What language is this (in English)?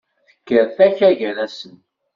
Kabyle